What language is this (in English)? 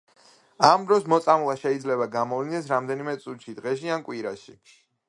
Georgian